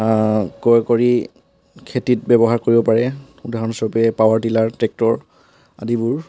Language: Assamese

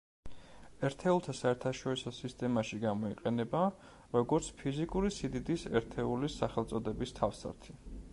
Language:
Georgian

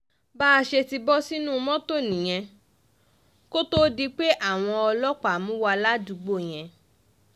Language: Yoruba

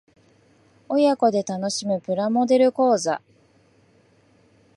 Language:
Japanese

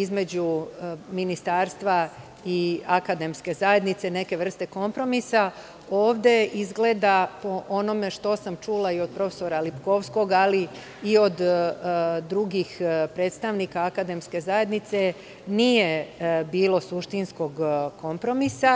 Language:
Serbian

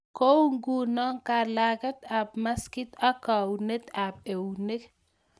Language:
Kalenjin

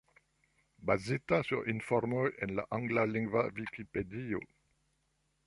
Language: Esperanto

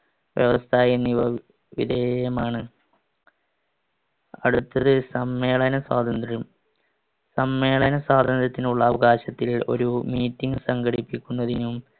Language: Malayalam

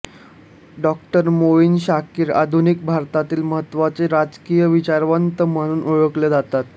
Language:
Marathi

